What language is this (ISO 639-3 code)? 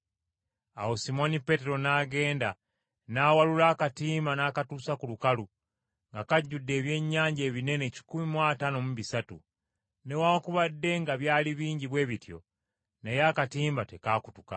lug